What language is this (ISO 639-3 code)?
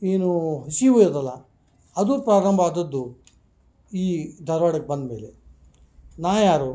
kan